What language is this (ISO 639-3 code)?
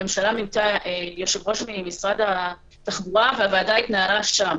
heb